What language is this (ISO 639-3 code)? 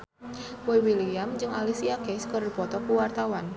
sun